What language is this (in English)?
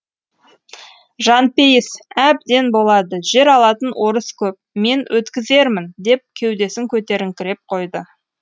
Kazakh